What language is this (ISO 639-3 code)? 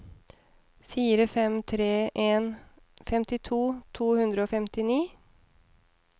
nor